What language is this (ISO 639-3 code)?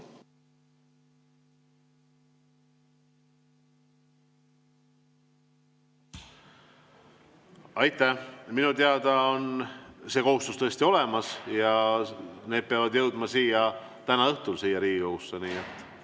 est